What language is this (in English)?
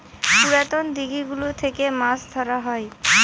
Bangla